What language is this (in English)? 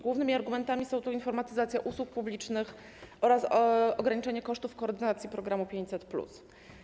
Polish